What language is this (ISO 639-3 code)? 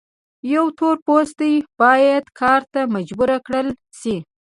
pus